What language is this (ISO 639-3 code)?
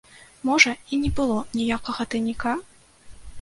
bel